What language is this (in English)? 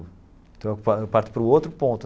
Portuguese